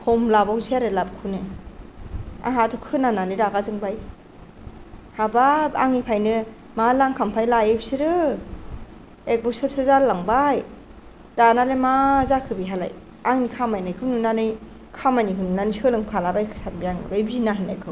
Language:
Bodo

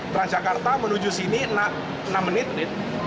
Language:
Indonesian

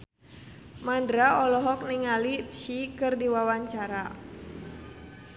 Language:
Sundanese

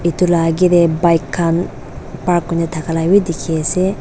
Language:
Naga Pidgin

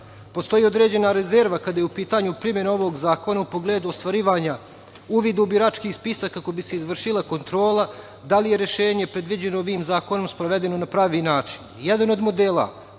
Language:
Serbian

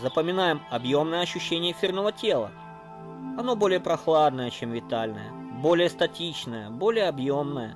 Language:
Russian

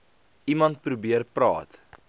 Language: Afrikaans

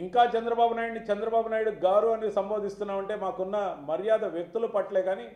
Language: Telugu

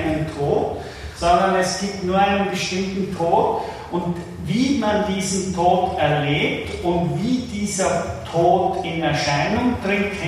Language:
German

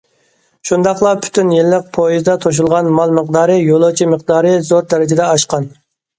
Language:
Uyghur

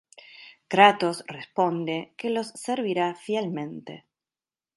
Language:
Spanish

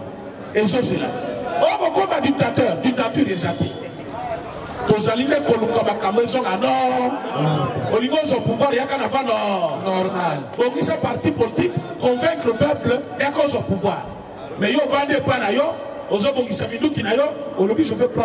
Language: French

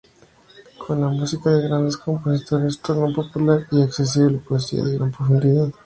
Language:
Spanish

